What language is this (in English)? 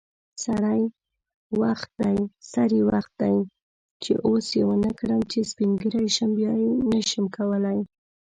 Pashto